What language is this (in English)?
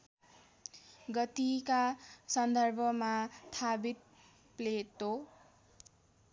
Nepali